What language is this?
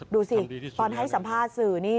Thai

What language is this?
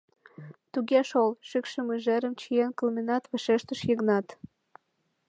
Mari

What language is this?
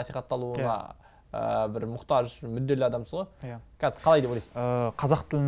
Turkish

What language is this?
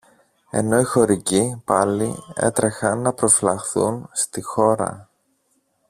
Greek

